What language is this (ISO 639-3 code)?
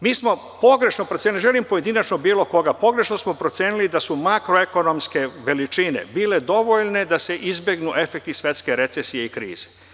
srp